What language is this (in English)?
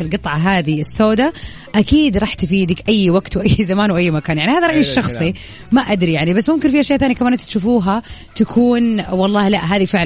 Arabic